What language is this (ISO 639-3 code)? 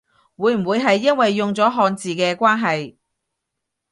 yue